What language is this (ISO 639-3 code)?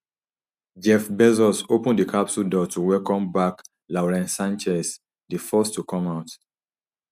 pcm